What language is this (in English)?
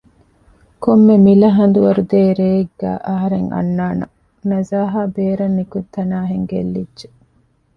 Divehi